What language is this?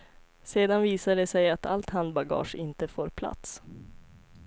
Swedish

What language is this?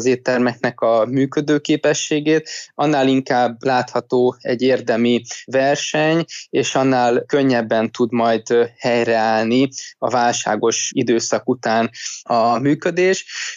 Hungarian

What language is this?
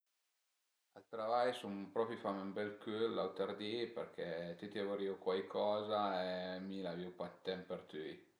Piedmontese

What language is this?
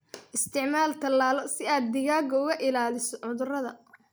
Somali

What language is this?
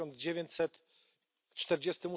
Polish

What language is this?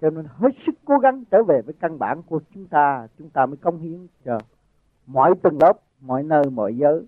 Vietnamese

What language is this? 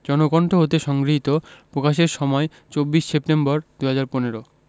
Bangla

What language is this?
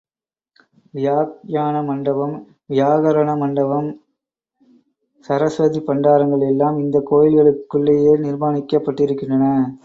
Tamil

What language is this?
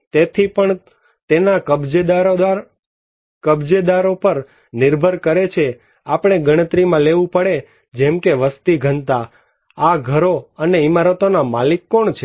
Gujarati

